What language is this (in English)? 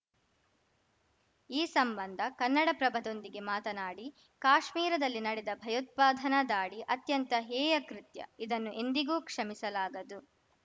Kannada